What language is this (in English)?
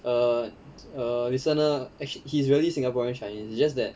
English